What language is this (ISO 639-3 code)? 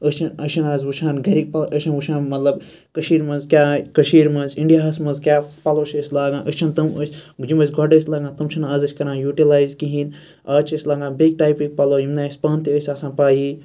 kas